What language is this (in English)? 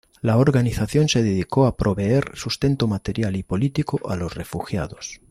Spanish